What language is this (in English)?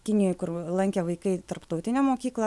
Lithuanian